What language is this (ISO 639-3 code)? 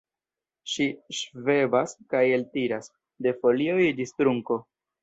epo